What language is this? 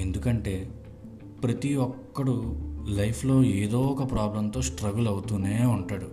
Telugu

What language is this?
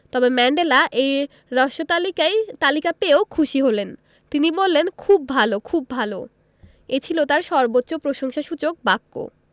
Bangla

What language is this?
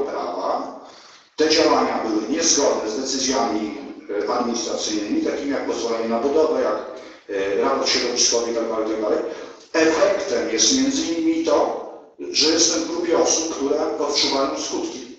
Polish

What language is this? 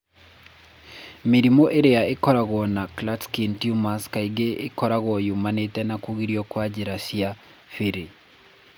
Kikuyu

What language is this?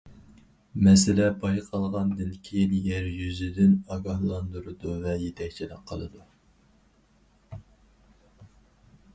Uyghur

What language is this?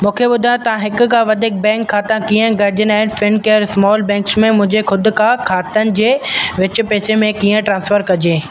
Sindhi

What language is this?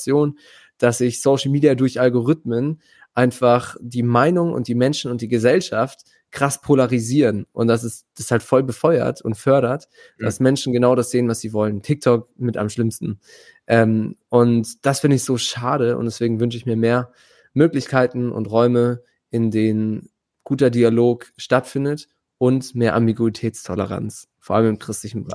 German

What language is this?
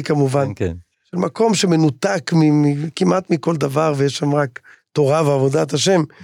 Hebrew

